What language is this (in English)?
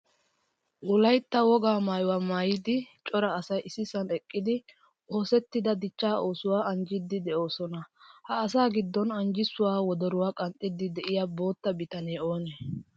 Wolaytta